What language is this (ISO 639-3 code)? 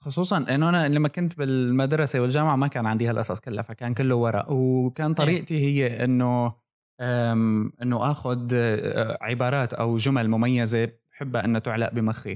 ara